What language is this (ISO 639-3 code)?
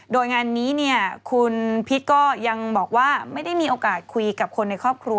tha